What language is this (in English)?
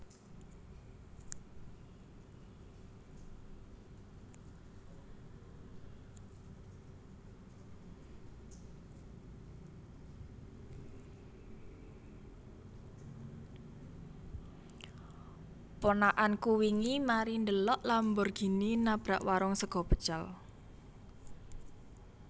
Javanese